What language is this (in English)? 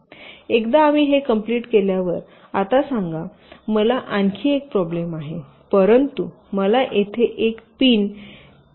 Marathi